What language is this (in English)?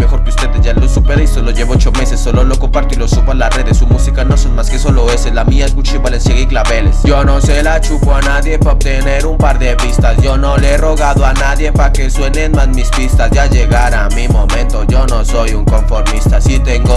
Spanish